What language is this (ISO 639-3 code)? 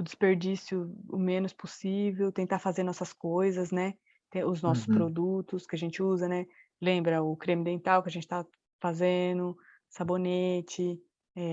por